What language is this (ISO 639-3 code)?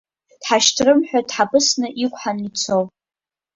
abk